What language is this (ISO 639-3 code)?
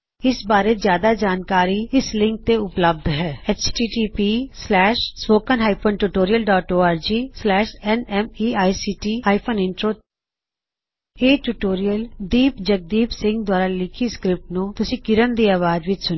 pan